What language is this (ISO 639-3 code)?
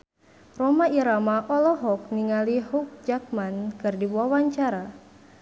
sun